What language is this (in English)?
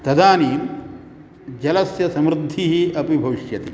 Sanskrit